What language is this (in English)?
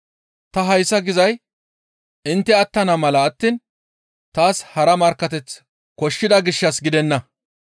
Gamo